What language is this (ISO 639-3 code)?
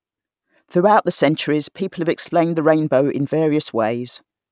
eng